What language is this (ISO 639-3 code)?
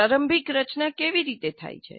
guj